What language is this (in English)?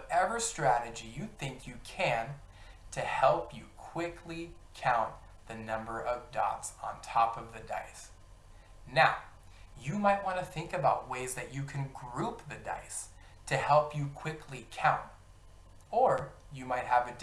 English